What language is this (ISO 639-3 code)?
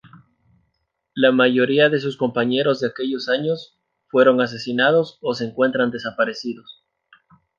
spa